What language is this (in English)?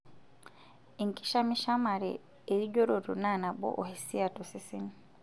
Masai